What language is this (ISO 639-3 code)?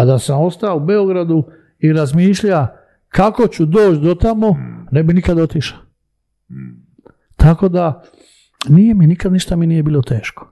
hrv